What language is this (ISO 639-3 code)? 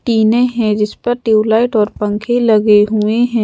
hin